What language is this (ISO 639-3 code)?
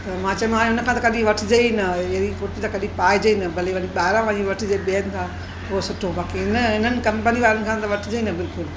snd